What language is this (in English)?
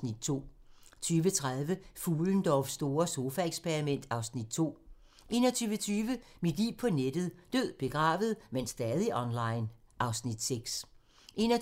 Danish